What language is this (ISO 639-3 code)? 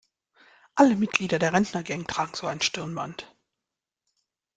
deu